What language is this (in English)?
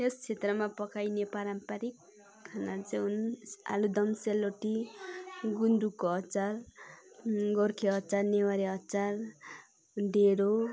Nepali